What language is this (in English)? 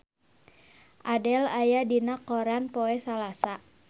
Sundanese